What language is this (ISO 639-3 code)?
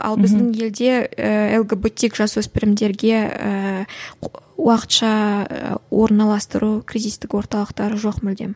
kaz